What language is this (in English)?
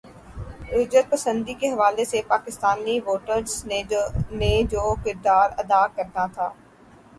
Urdu